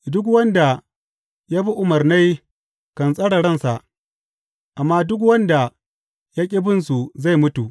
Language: Hausa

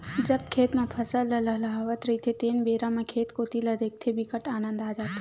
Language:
Chhattisgarhi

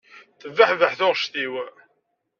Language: Kabyle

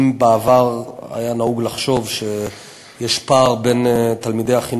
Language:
Hebrew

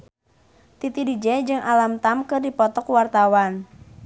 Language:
Sundanese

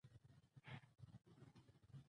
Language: Pashto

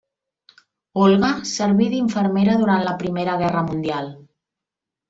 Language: Catalan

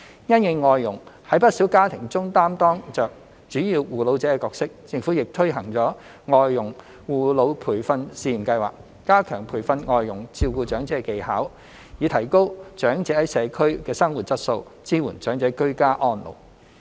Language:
Cantonese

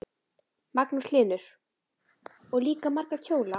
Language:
Icelandic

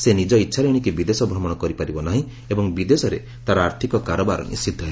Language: Odia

